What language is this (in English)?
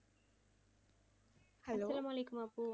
Bangla